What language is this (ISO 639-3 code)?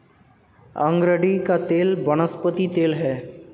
hin